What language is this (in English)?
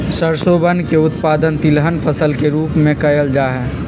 Magahi